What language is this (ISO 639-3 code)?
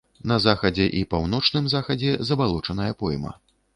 bel